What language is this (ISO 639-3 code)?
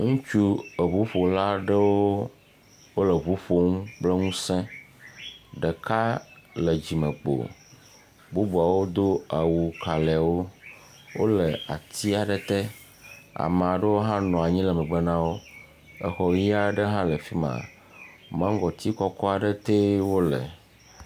ewe